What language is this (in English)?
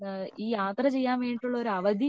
Malayalam